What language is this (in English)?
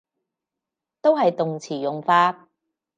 Cantonese